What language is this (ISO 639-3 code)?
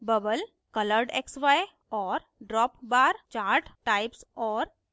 hin